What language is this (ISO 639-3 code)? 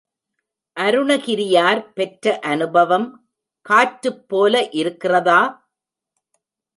tam